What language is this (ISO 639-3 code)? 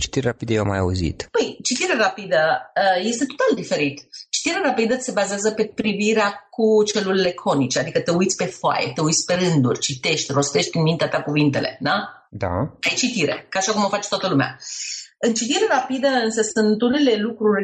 ron